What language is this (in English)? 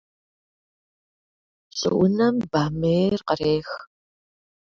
Kabardian